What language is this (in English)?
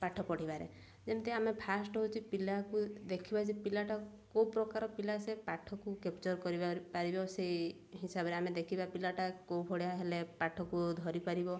Odia